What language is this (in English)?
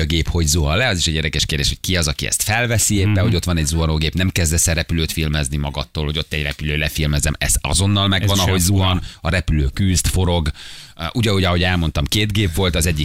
Hungarian